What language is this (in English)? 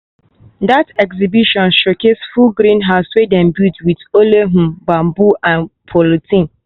Nigerian Pidgin